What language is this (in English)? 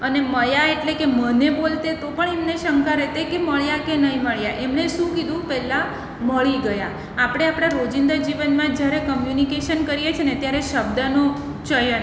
Gujarati